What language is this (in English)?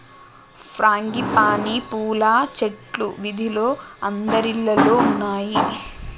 Telugu